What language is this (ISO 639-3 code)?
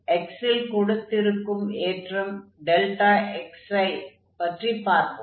tam